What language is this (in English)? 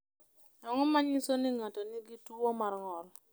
Luo (Kenya and Tanzania)